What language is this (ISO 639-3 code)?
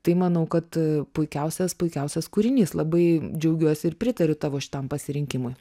lit